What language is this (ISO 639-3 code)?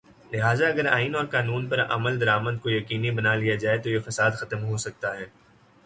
urd